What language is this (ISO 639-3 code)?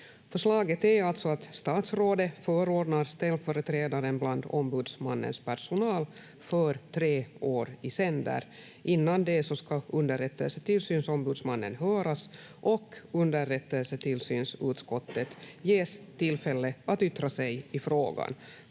fin